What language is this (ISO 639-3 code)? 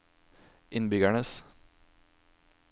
nor